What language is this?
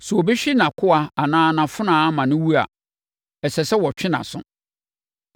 Akan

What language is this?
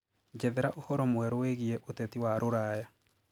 Kikuyu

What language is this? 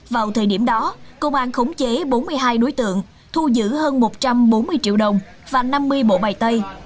Vietnamese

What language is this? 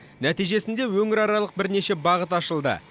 Kazakh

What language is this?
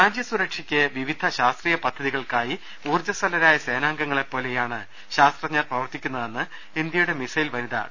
Malayalam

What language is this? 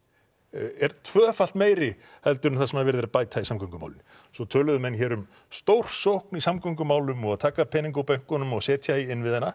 Icelandic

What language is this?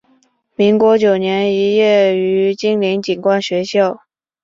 Chinese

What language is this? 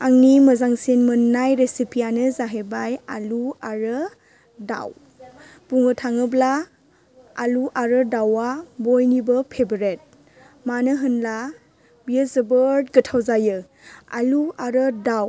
Bodo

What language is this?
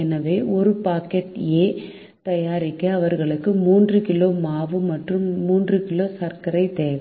Tamil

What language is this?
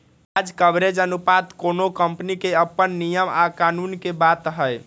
Magahi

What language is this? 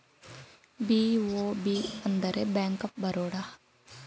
Kannada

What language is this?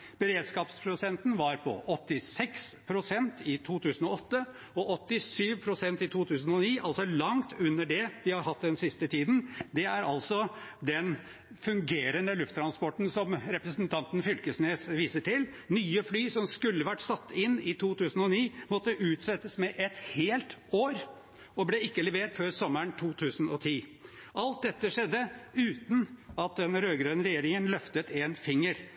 Norwegian Bokmål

